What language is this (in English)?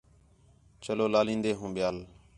Khetrani